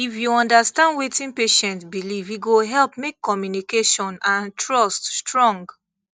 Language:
Nigerian Pidgin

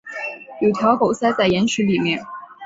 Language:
Chinese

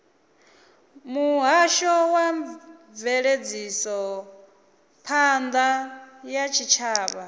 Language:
Venda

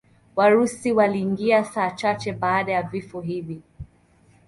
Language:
Swahili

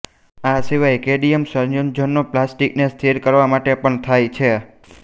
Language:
Gujarati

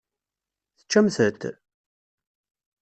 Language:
Kabyle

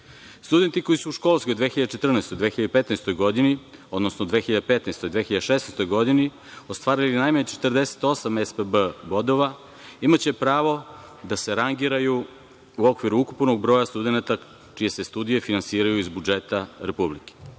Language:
Serbian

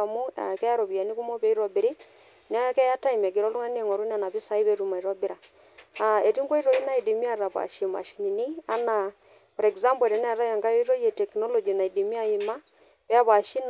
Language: Masai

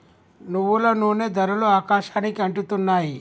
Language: Telugu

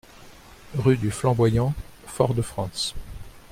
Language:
French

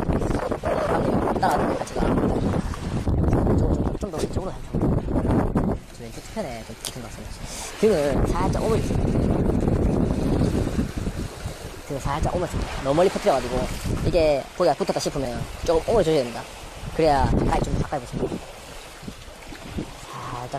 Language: Korean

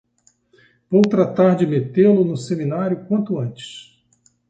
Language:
Portuguese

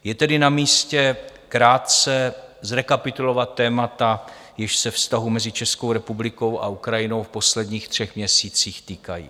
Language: Czech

